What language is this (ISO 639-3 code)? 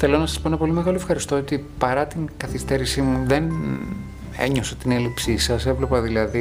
ell